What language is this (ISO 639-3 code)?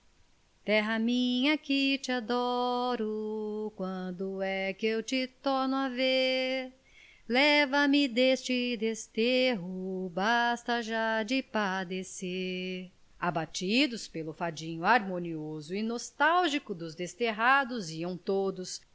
por